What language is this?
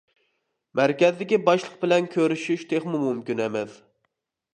Uyghur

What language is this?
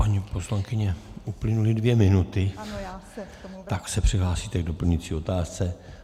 Czech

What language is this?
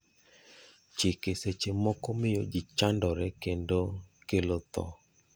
Luo (Kenya and Tanzania)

